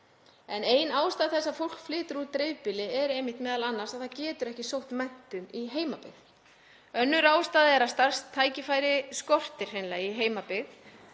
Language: Icelandic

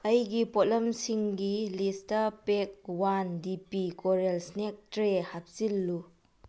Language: Manipuri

